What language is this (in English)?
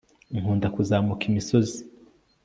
Kinyarwanda